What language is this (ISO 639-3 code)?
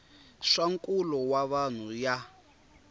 tso